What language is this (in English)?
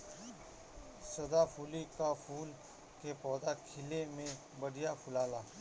Bhojpuri